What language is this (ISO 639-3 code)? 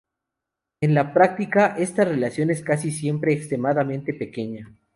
spa